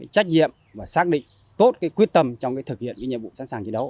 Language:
Vietnamese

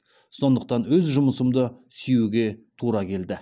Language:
Kazakh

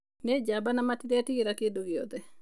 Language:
Kikuyu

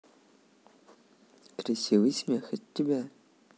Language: Russian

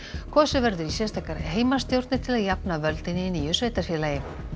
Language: Icelandic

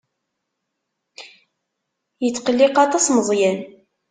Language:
Kabyle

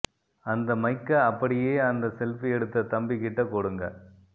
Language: Tamil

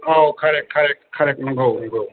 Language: Bodo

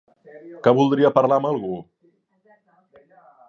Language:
Catalan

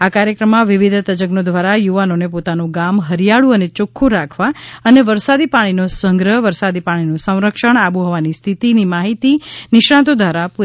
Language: Gujarati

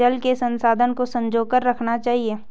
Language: Hindi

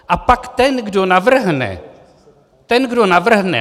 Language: Czech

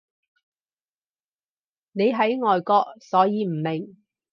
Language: Cantonese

